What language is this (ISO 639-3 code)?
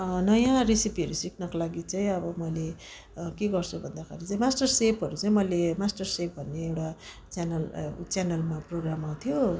nep